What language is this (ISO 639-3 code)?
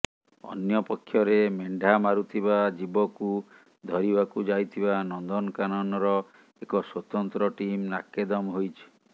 ori